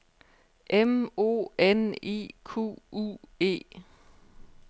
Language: Danish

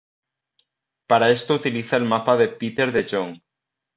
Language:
Spanish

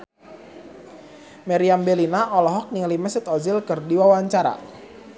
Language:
Sundanese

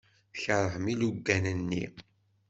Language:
Kabyle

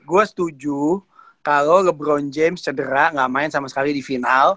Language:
Indonesian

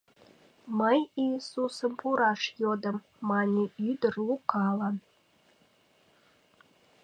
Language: Mari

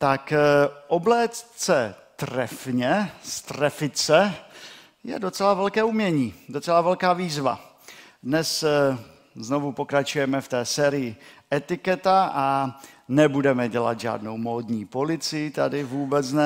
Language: Czech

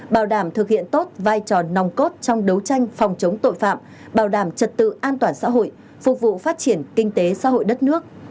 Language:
Vietnamese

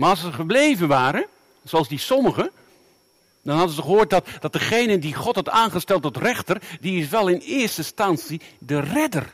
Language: Dutch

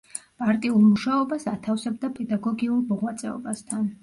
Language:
Georgian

